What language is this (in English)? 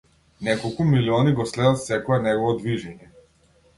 Macedonian